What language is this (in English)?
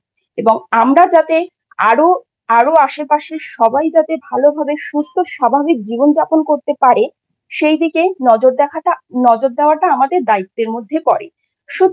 Bangla